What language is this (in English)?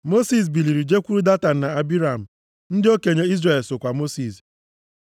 Igbo